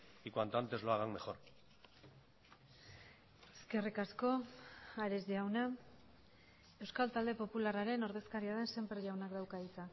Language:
Basque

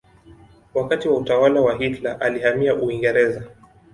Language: Swahili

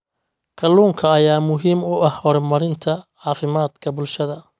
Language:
Somali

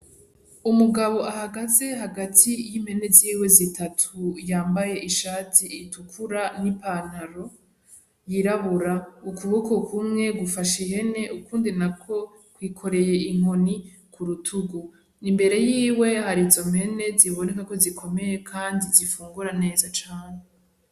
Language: Rundi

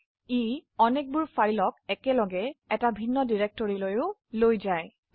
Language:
Assamese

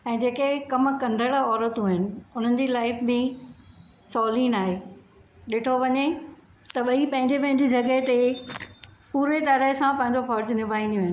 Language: Sindhi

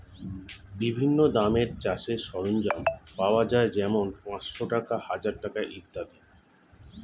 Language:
Bangla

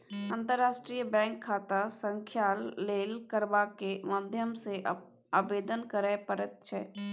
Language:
Maithili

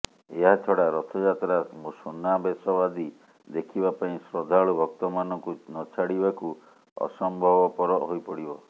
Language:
Odia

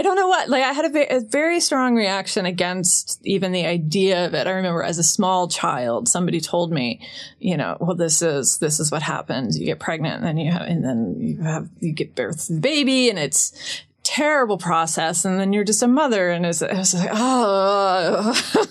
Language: English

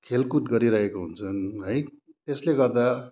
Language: Nepali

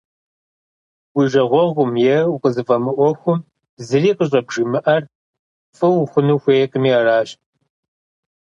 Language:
Kabardian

